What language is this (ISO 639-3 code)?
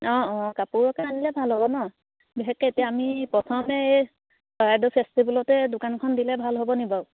asm